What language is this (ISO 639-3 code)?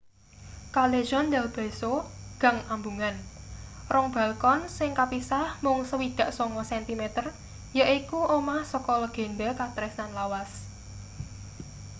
jav